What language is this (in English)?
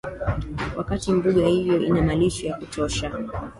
Swahili